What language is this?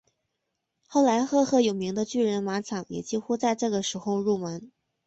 Chinese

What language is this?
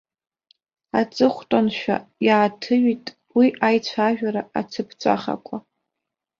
Abkhazian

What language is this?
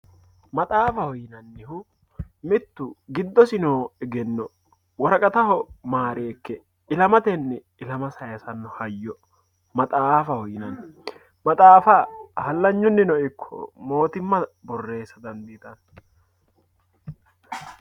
Sidamo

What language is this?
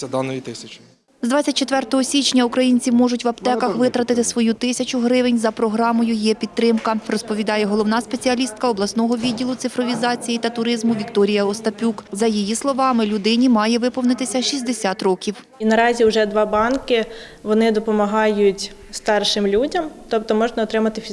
Ukrainian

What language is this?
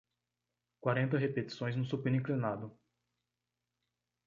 Portuguese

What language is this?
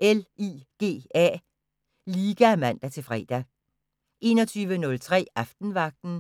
Danish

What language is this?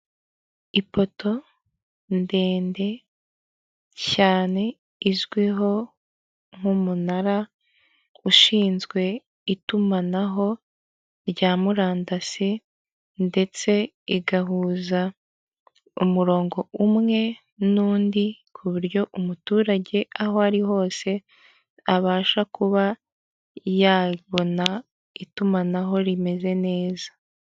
Kinyarwanda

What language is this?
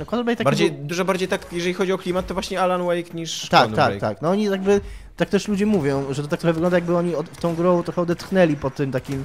Polish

